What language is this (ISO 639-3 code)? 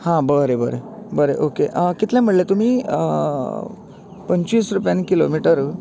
kok